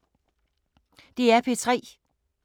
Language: Danish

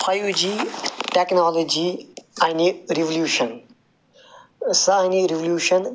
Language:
Kashmiri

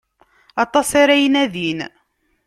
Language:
Kabyle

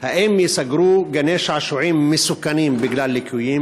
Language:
Hebrew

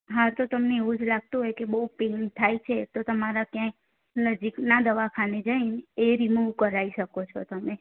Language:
Gujarati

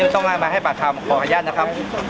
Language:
Thai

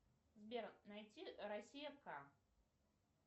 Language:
Russian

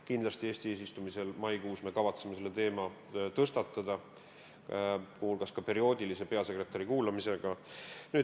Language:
Estonian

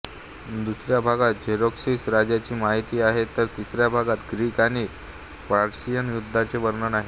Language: Marathi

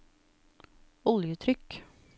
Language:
Norwegian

